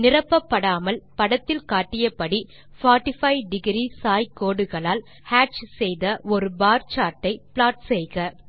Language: Tamil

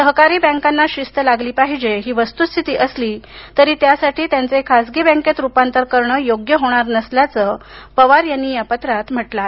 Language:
Marathi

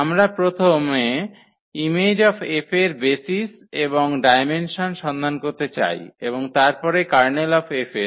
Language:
Bangla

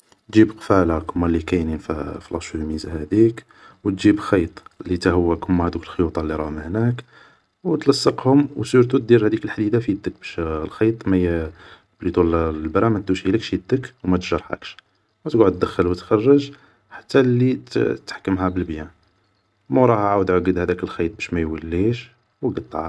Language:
Algerian Arabic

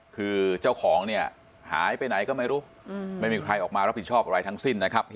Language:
Thai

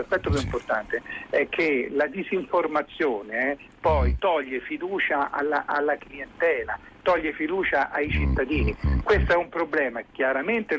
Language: Italian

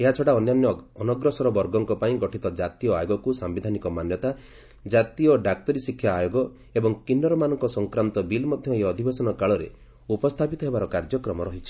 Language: Odia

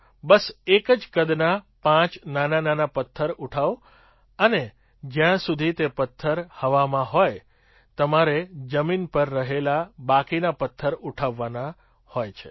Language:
Gujarati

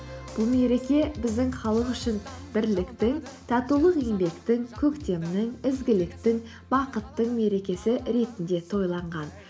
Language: Kazakh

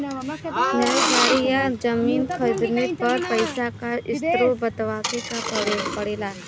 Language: Bhojpuri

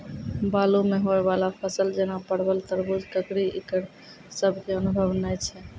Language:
Maithili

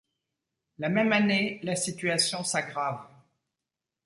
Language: French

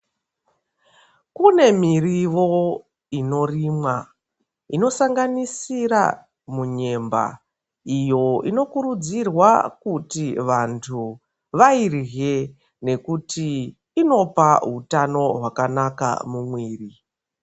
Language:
Ndau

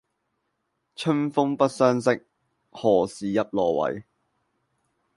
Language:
Cantonese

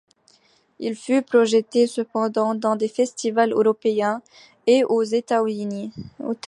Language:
French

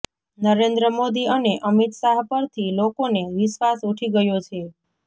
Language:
Gujarati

